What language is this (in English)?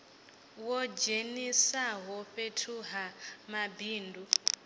Venda